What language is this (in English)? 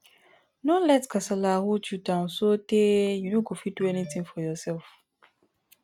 Nigerian Pidgin